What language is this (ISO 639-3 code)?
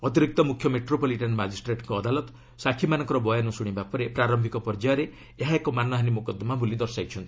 ori